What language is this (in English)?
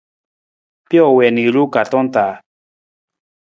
Nawdm